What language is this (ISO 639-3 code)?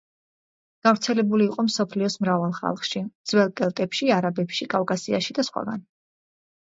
kat